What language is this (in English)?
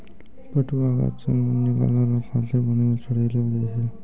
Maithili